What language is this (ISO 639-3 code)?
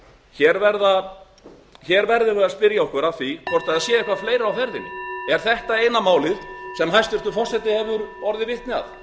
isl